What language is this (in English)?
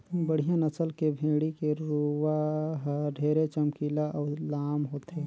Chhattisgarhi